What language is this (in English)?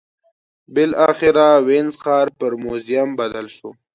Pashto